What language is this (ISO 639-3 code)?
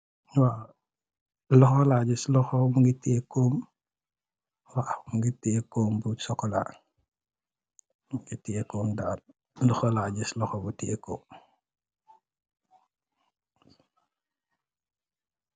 wol